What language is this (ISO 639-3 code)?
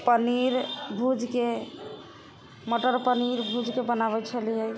mai